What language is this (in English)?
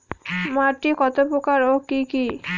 Bangla